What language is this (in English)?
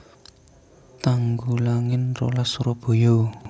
Javanese